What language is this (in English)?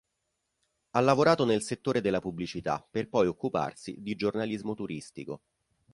Italian